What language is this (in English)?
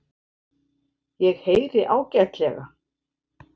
Icelandic